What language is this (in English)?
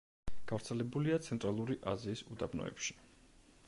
Georgian